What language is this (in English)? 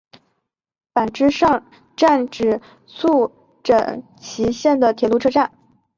Chinese